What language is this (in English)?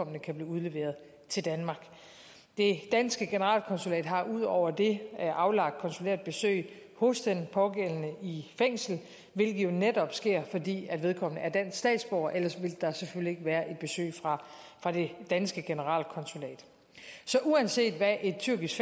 Danish